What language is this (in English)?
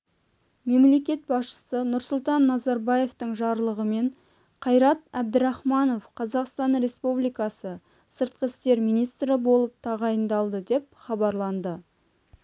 Kazakh